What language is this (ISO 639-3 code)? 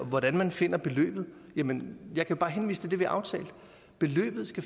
dan